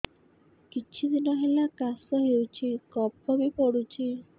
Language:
Odia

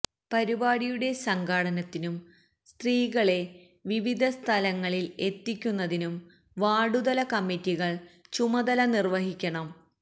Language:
Malayalam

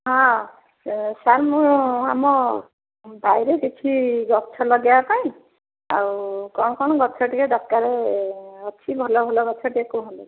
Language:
Odia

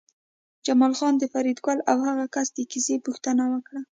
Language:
Pashto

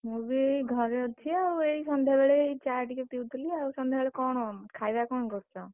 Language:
Odia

